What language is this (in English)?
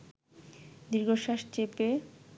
Bangla